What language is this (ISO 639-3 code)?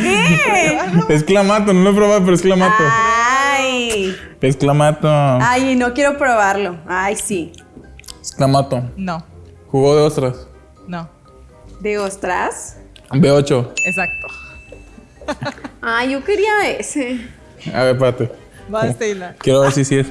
spa